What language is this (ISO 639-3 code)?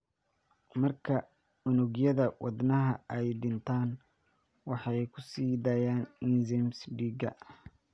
som